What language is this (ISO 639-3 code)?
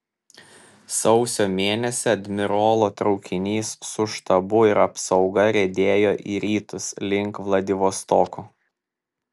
lit